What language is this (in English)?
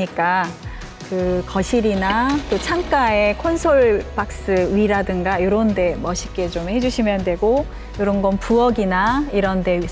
Korean